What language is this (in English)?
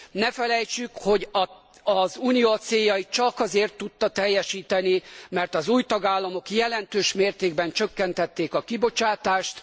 Hungarian